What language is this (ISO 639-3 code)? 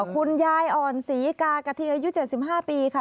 tha